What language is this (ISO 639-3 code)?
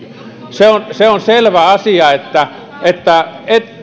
fin